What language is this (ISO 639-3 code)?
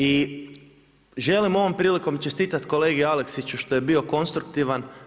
hrv